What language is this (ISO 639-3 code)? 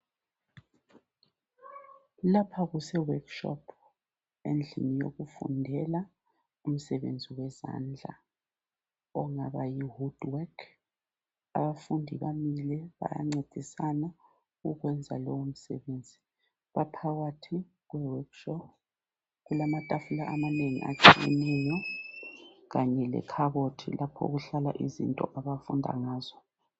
nde